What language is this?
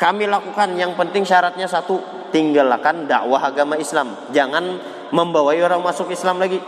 Indonesian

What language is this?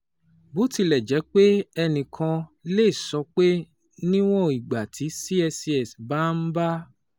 Yoruba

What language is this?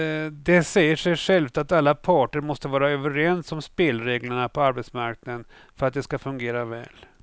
Swedish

